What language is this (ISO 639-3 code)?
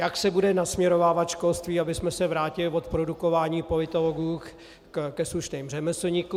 ces